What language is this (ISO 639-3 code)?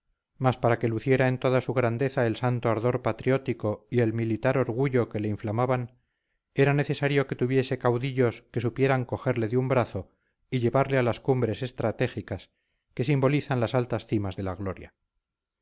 spa